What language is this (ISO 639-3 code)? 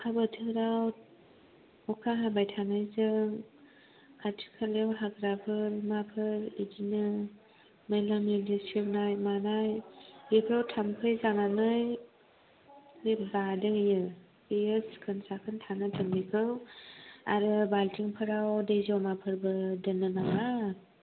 brx